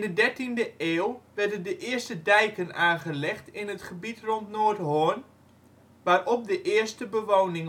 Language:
Dutch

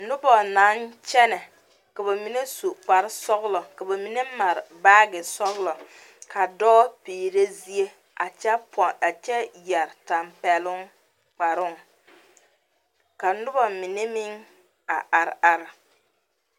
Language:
Southern Dagaare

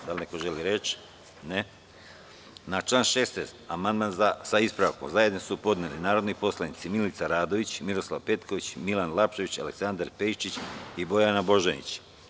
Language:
Serbian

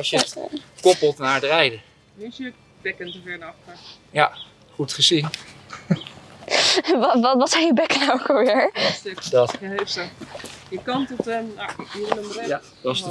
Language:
Dutch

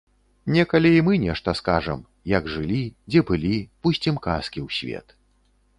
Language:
Belarusian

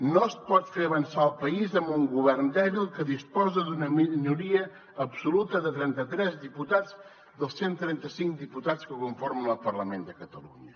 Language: Catalan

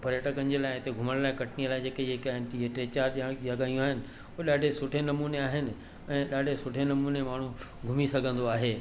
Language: Sindhi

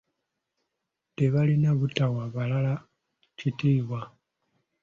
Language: Ganda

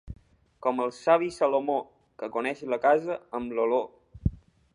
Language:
Catalan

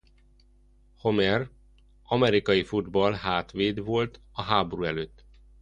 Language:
Hungarian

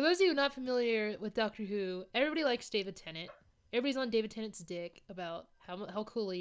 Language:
English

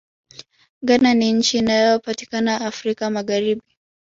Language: Swahili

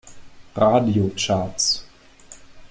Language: German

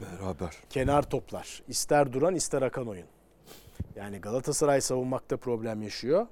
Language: Turkish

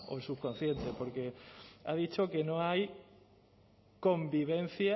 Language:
Spanish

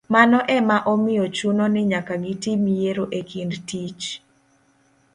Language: Luo (Kenya and Tanzania)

